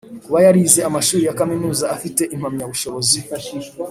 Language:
Kinyarwanda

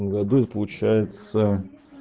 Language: Russian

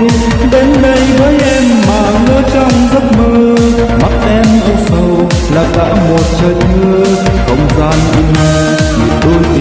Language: Vietnamese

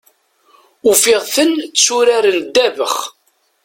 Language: Kabyle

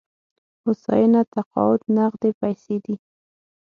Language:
Pashto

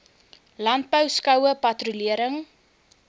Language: Afrikaans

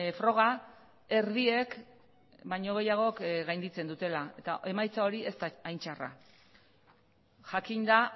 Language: Basque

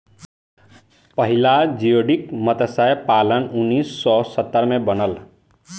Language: Bhojpuri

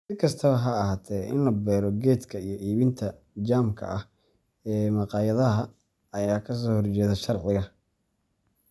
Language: Somali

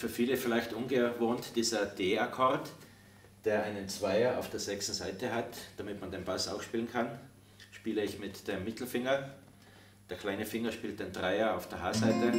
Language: German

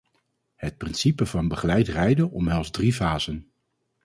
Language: Dutch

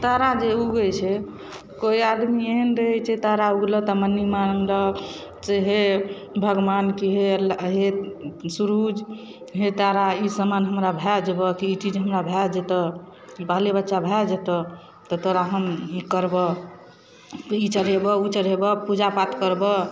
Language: Maithili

